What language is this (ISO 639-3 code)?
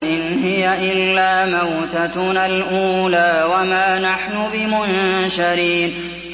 ara